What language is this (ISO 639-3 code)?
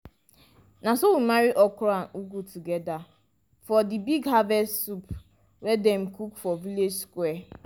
pcm